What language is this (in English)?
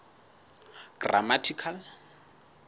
Southern Sotho